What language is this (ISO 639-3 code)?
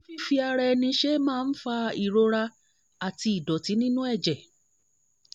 yor